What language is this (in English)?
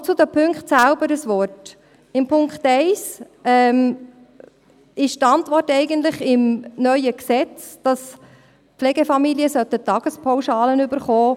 Swiss German